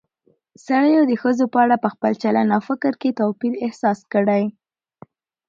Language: Pashto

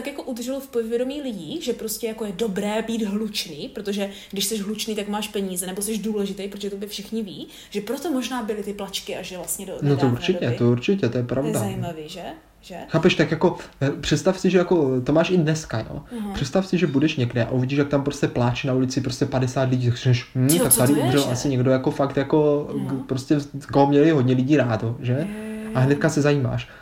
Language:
Czech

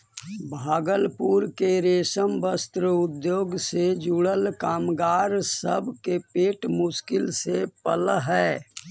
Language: Magahi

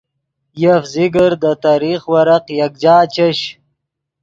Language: Yidgha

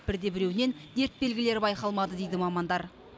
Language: Kazakh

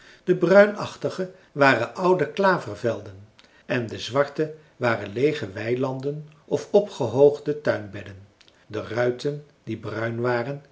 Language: Dutch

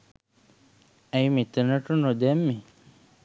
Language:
Sinhala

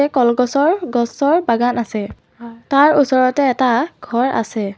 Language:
Assamese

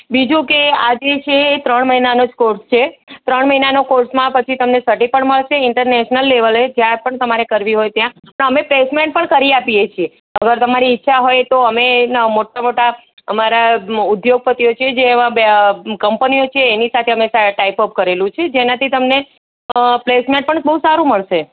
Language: Gujarati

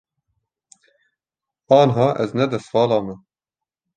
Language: Kurdish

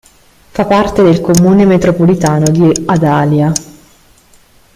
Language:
Italian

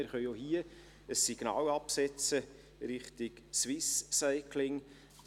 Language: Swiss German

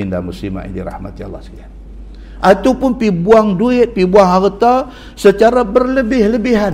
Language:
Malay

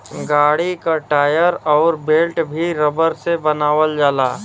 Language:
Bhojpuri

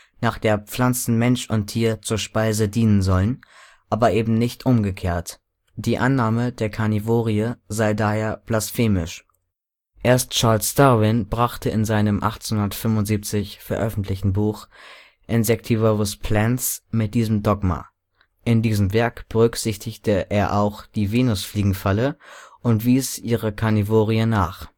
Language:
German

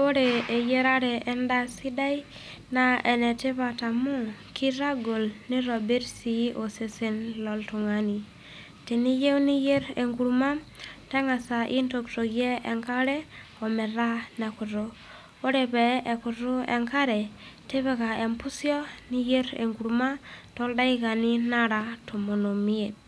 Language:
Masai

